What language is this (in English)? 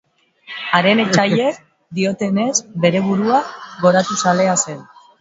Basque